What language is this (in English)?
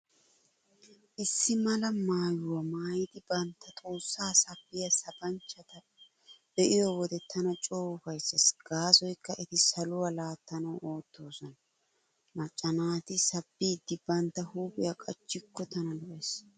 Wolaytta